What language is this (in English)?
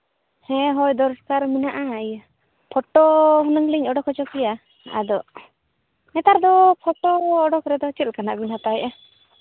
Santali